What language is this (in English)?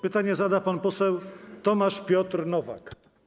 Polish